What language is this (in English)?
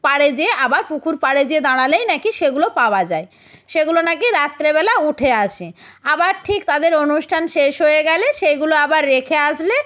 Bangla